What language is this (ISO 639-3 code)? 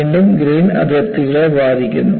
mal